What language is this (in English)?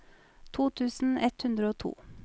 Norwegian